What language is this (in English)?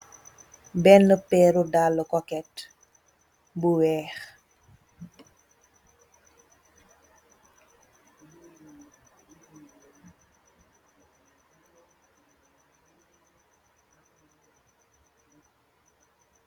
Wolof